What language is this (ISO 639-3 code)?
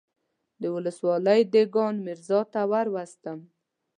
pus